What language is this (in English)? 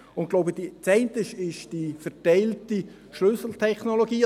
Swiss German